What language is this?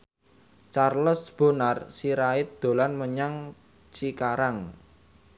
Javanese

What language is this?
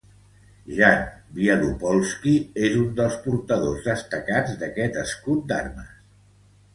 Catalan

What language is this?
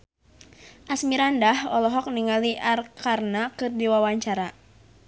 Sundanese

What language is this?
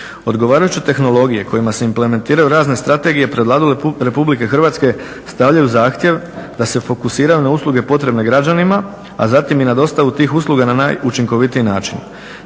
Croatian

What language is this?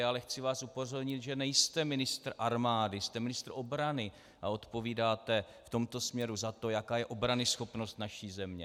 Czech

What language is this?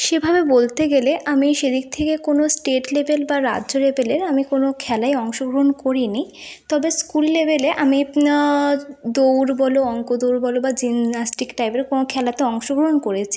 Bangla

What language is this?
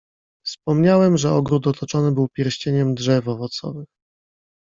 Polish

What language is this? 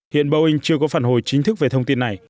Vietnamese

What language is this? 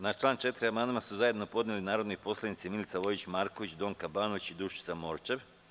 Serbian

